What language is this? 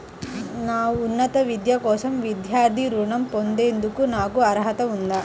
Telugu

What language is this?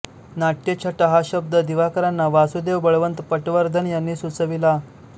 Marathi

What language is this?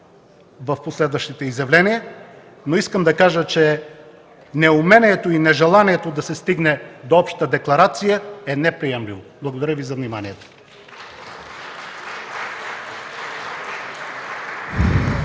Bulgarian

